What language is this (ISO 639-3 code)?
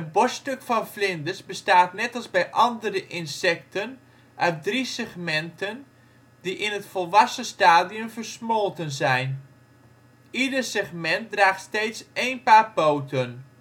nld